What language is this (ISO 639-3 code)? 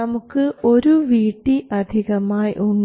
mal